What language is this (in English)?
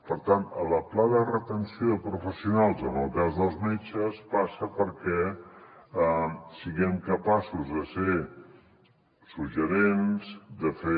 Catalan